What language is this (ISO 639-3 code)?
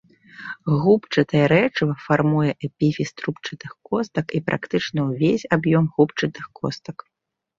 bel